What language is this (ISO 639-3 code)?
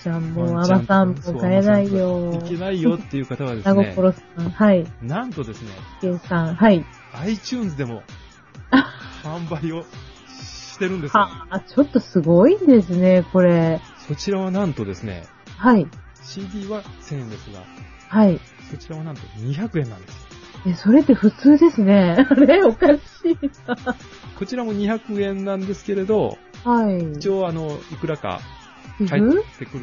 jpn